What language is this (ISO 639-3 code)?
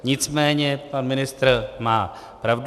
ces